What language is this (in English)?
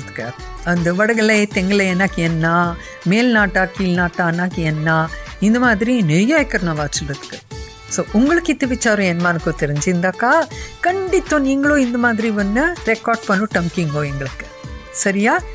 Kannada